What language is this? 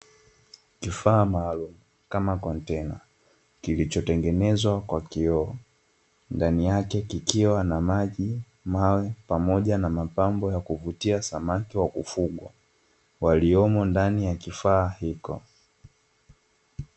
Swahili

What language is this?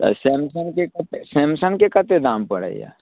Maithili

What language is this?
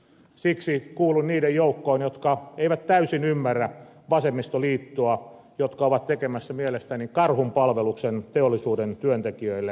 Finnish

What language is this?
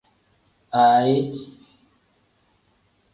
Tem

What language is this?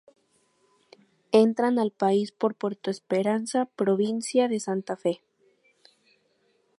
Spanish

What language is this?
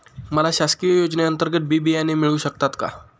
Marathi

